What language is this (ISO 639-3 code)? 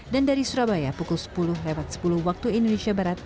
ind